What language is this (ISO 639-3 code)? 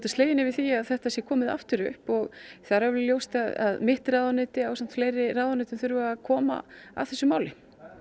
isl